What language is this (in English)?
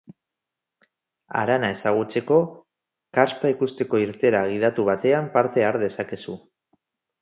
Basque